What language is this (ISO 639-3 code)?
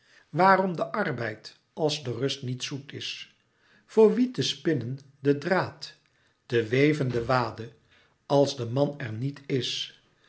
nld